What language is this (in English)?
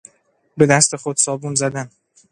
Persian